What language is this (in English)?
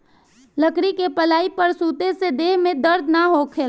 Bhojpuri